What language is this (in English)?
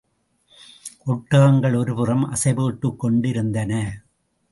Tamil